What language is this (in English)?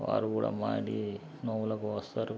Telugu